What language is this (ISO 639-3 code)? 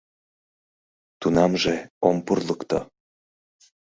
chm